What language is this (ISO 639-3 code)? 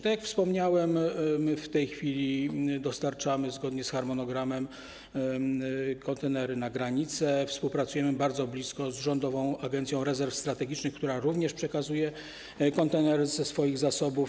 pol